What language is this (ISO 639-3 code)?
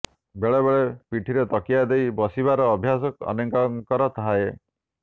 ori